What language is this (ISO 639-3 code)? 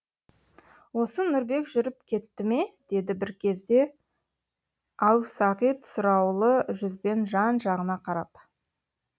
kaz